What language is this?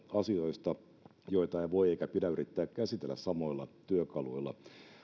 Finnish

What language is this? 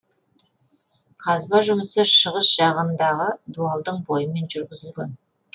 Kazakh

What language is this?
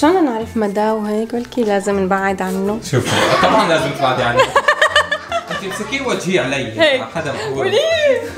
Arabic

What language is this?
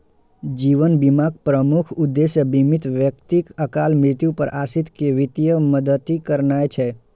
Maithili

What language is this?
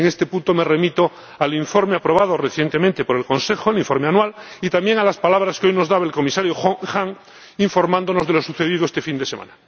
Spanish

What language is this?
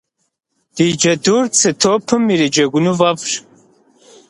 Kabardian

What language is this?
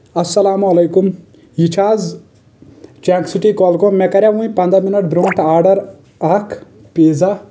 Kashmiri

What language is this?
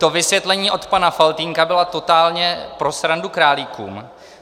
Czech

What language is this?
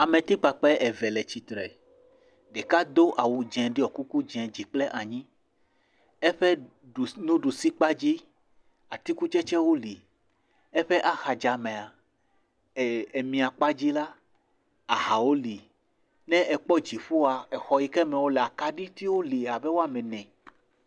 Ewe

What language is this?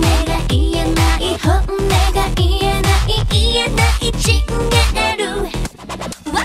Japanese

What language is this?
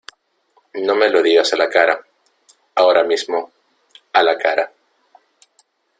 Spanish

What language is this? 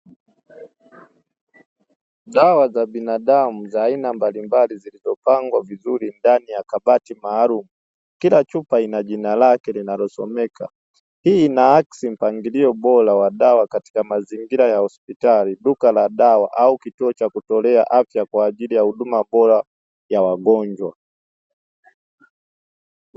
Swahili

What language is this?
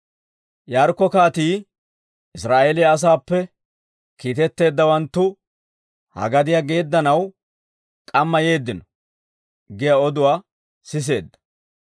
Dawro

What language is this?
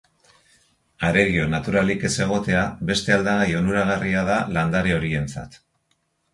Basque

